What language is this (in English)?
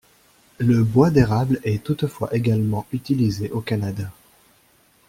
French